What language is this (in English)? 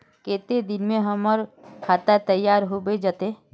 Magahi